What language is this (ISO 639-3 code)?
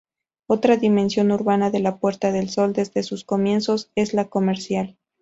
spa